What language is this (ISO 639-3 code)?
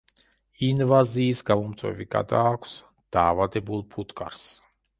kat